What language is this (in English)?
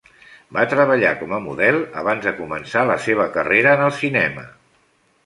Catalan